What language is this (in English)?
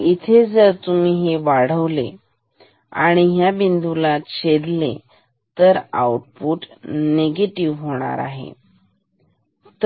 Marathi